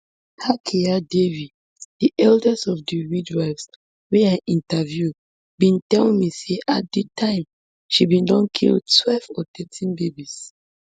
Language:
Nigerian Pidgin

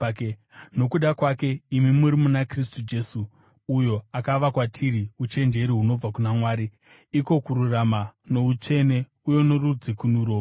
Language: Shona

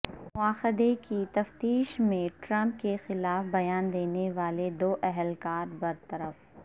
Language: Urdu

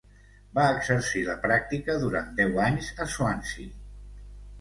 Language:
Catalan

